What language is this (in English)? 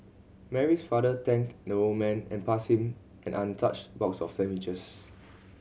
English